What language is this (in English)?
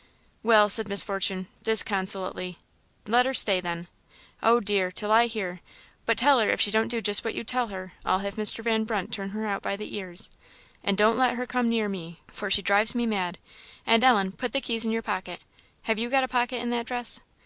English